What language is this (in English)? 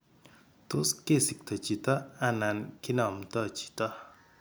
Kalenjin